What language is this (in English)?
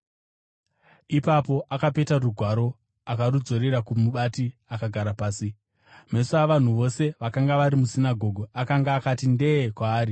Shona